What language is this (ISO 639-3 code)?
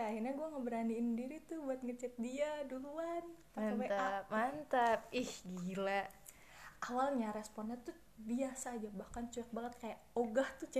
ind